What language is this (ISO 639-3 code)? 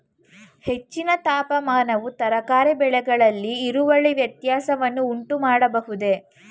kan